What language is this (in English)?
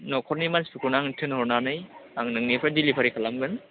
Bodo